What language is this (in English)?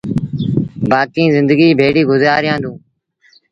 Sindhi Bhil